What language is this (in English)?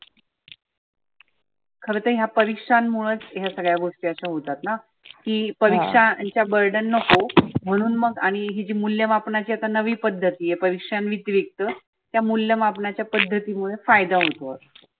Marathi